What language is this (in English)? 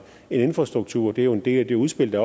Danish